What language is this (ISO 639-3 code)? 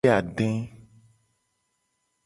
gej